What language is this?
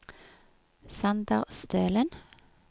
Norwegian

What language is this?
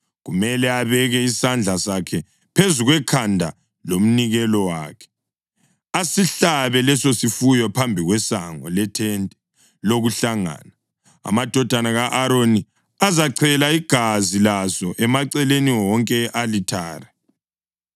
North Ndebele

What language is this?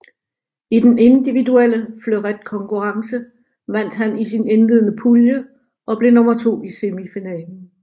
Danish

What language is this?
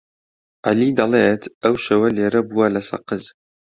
Central Kurdish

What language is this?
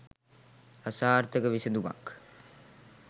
Sinhala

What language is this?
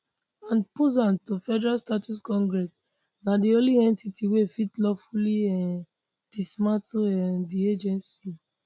Nigerian Pidgin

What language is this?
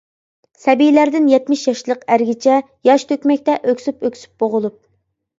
Uyghur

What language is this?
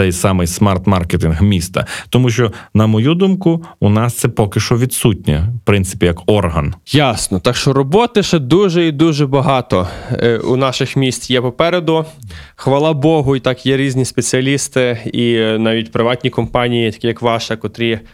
Ukrainian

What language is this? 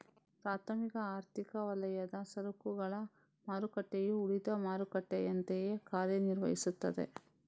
Kannada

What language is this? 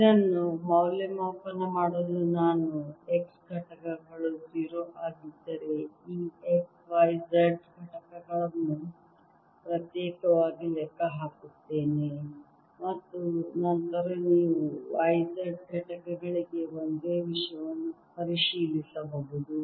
Kannada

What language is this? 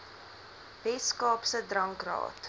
Afrikaans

